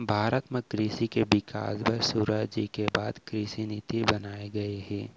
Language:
Chhattisgarhi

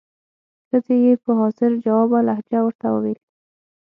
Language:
Pashto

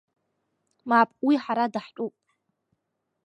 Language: Abkhazian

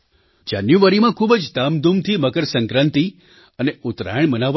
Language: Gujarati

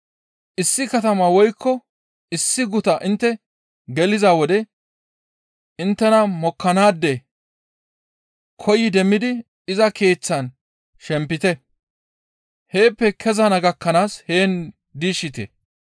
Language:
Gamo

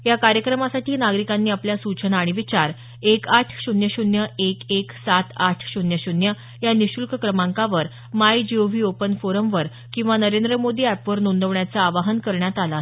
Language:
Marathi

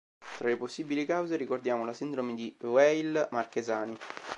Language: Italian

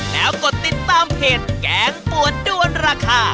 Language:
Thai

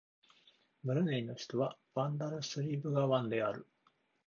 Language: Japanese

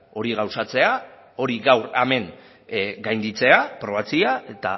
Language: Basque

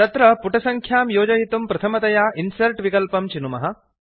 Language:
Sanskrit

